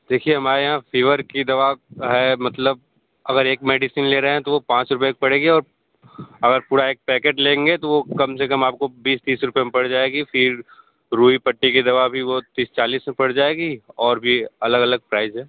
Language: Hindi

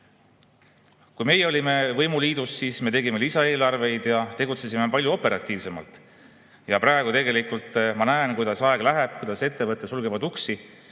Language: Estonian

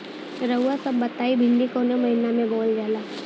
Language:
Bhojpuri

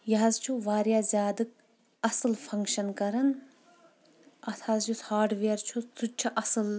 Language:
Kashmiri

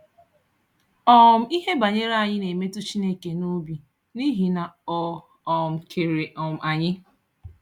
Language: Igbo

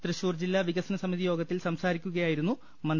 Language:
Malayalam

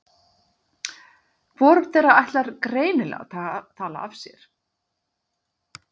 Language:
Icelandic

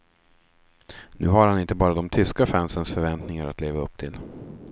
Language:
Swedish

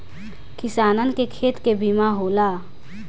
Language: Bhojpuri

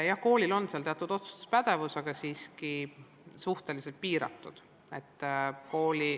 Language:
Estonian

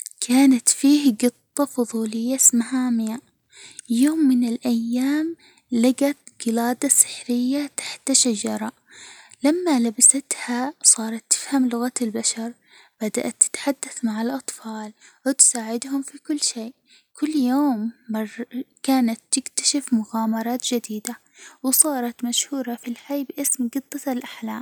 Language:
Hijazi Arabic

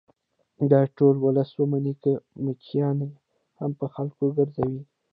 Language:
Pashto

